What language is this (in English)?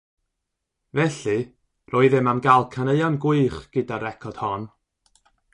Welsh